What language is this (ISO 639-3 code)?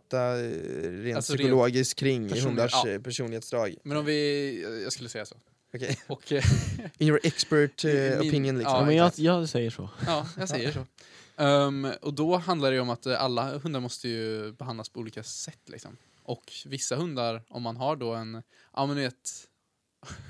swe